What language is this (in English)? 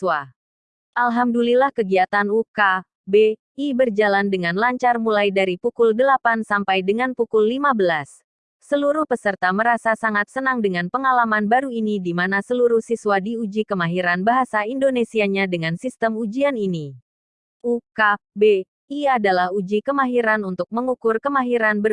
Indonesian